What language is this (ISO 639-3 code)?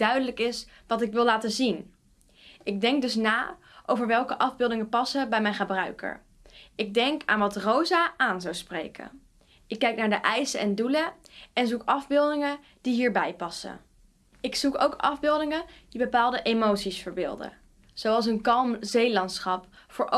nld